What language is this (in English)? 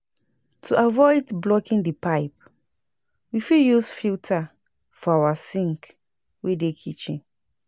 Nigerian Pidgin